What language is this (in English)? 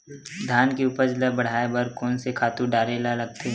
Chhattisgarhi